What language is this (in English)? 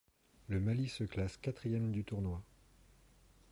French